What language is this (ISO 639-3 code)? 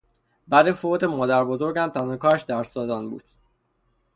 fas